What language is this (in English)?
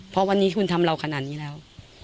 Thai